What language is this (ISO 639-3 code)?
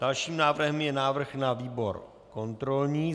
ces